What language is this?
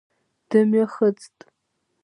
Abkhazian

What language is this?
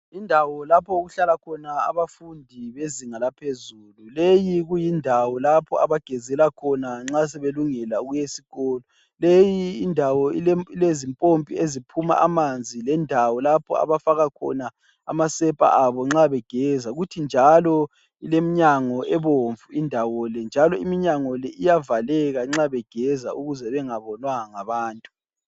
North Ndebele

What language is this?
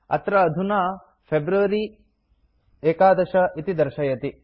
Sanskrit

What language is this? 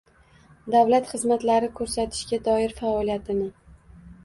Uzbek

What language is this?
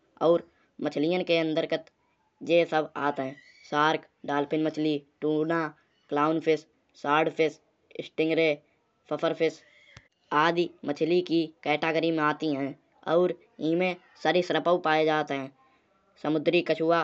Kanauji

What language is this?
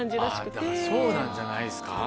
Japanese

